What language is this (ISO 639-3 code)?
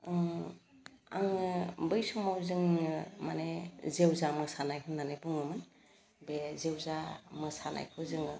brx